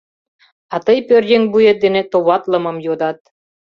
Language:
Mari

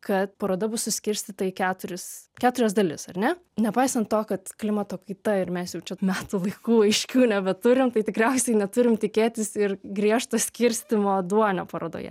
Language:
Lithuanian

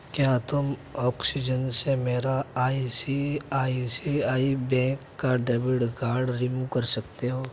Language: Urdu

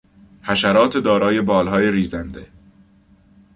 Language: Persian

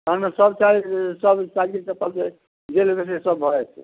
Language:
Maithili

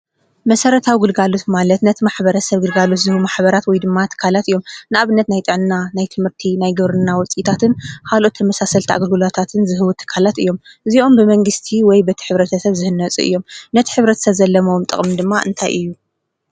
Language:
Tigrinya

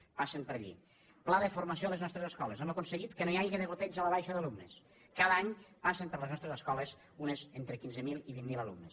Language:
Catalan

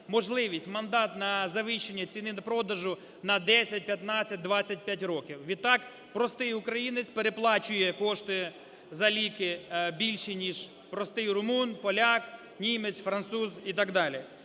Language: Ukrainian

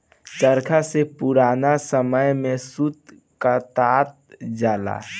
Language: Bhojpuri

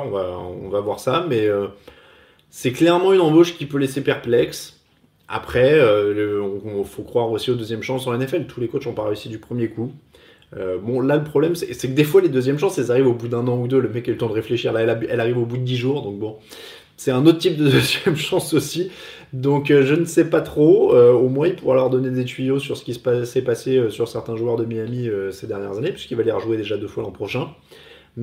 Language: French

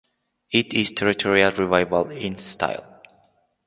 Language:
English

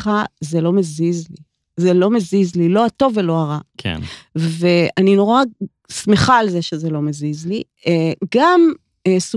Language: Hebrew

